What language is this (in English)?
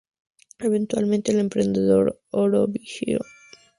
Spanish